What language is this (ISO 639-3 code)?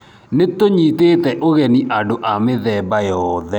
kik